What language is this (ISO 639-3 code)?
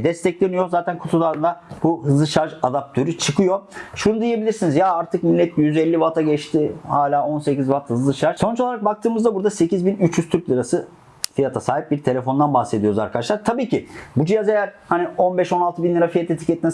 tur